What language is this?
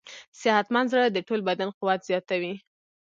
Pashto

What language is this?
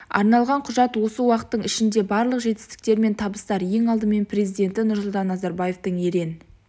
Kazakh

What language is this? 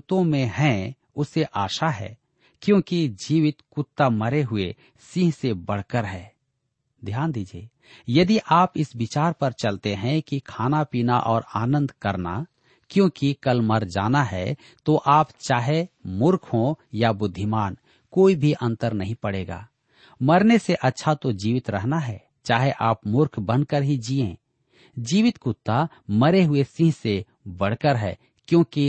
Hindi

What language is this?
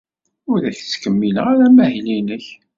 Kabyle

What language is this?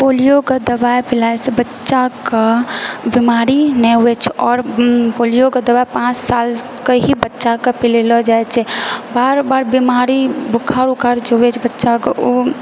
Maithili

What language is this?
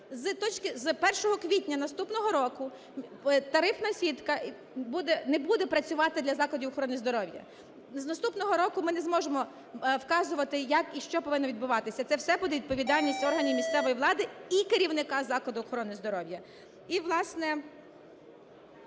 Ukrainian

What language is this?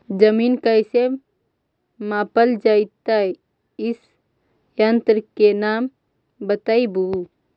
Magahi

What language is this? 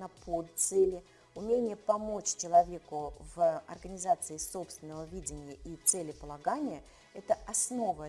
Russian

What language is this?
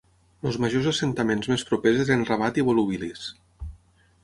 Catalan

